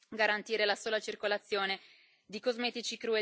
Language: Italian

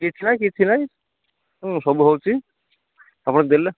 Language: Odia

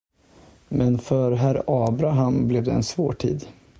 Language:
Swedish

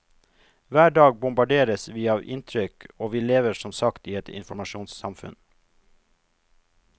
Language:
Norwegian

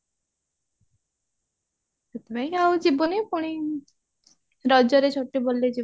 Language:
Odia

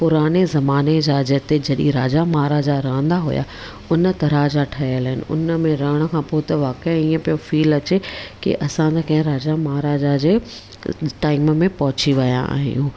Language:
Sindhi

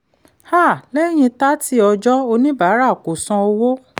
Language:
Yoruba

